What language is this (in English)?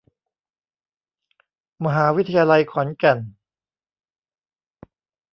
Thai